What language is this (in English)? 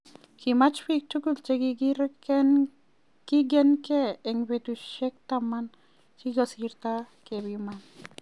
Kalenjin